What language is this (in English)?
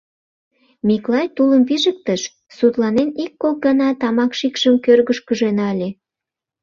Mari